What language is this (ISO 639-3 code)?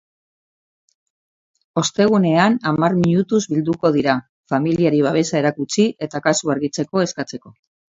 eus